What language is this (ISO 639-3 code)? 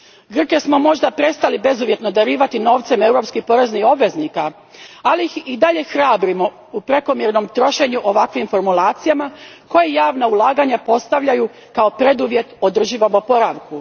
hrv